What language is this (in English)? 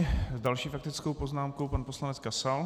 Czech